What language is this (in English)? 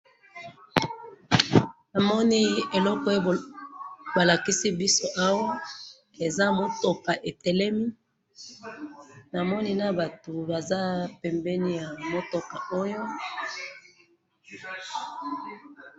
Lingala